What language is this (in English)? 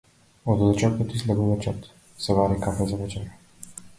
Macedonian